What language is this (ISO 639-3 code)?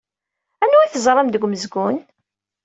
kab